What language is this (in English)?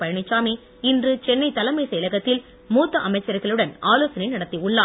Tamil